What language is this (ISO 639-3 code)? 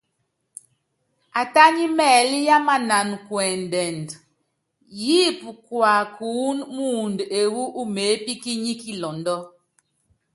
yav